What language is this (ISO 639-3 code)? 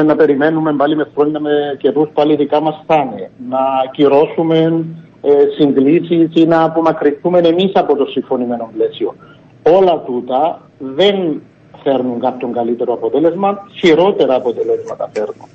ell